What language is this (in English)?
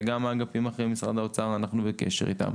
Hebrew